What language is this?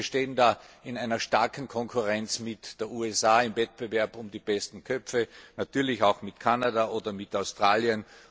German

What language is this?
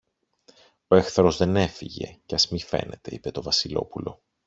Greek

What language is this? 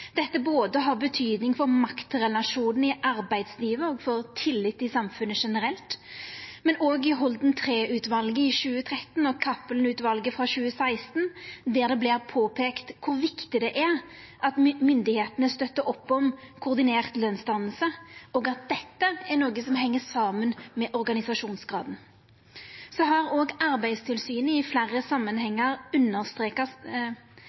Norwegian Nynorsk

